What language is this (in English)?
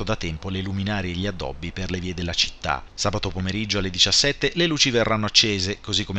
Italian